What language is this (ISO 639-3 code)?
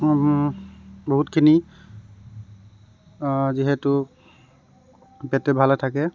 asm